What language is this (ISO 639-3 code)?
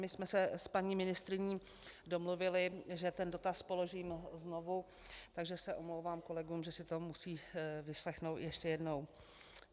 ces